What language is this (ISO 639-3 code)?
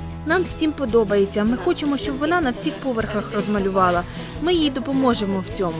ukr